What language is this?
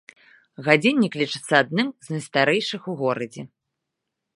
Belarusian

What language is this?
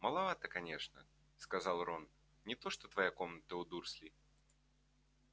Russian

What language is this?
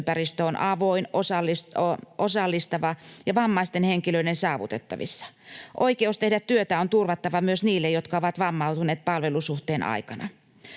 Finnish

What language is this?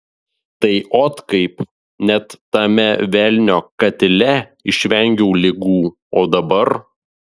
Lithuanian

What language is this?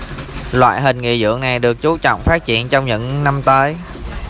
Vietnamese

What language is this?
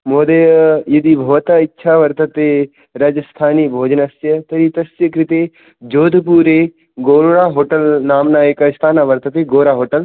Sanskrit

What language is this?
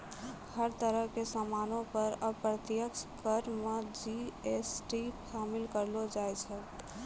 Maithili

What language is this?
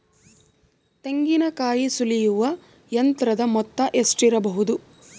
Kannada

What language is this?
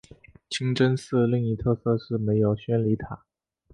Chinese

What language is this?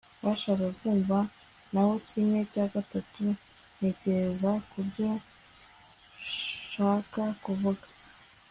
Kinyarwanda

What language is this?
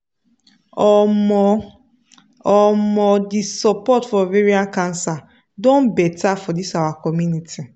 Nigerian Pidgin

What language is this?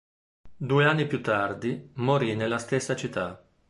Italian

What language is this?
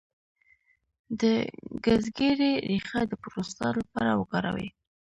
Pashto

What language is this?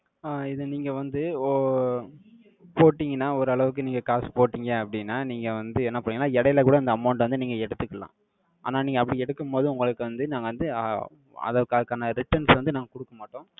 Tamil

